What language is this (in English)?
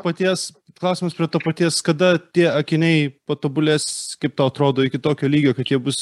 Lithuanian